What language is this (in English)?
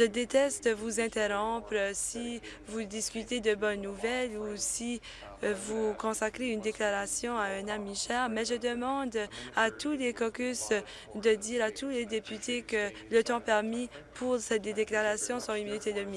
French